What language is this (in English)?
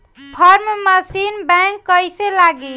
Bhojpuri